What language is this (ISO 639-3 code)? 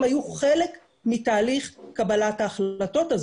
heb